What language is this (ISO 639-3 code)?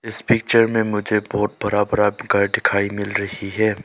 hin